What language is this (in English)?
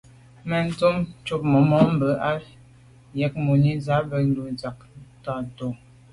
Medumba